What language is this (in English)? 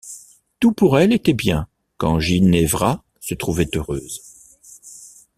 French